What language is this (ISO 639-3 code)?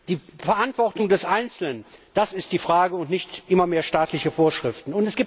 deu